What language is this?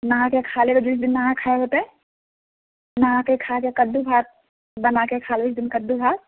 Maithili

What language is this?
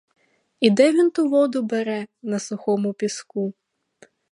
Ukrainian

